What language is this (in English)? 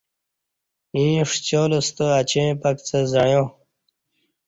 Kati